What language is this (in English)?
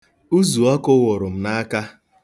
Igbo